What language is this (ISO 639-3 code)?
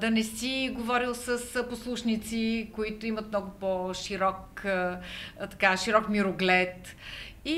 bul